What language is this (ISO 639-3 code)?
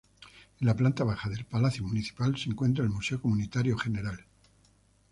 spa